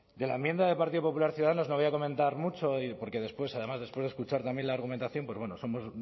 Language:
Spanish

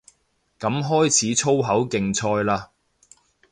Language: Cantonese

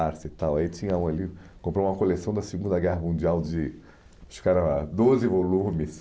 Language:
Portuguese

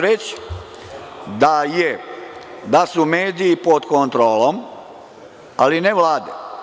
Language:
Serbian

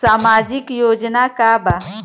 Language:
Bhojpuri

